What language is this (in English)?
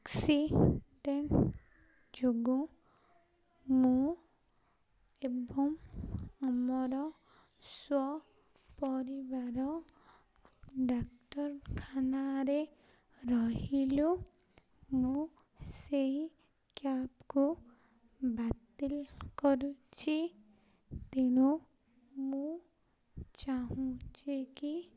Odia